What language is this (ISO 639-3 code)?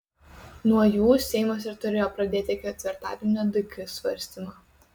lit